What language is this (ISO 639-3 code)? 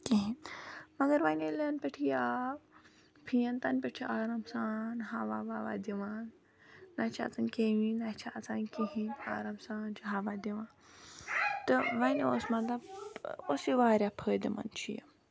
kas